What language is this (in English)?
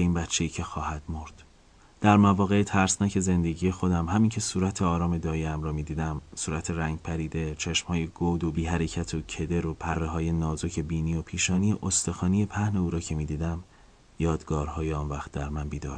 Persian